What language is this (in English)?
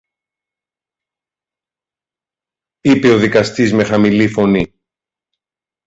Greek